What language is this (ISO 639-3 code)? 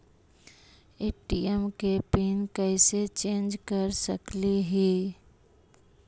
mag